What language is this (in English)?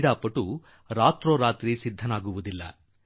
Kannada